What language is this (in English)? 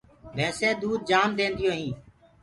Gurgula